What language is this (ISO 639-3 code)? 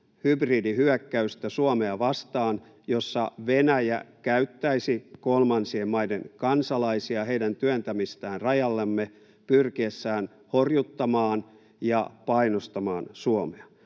fin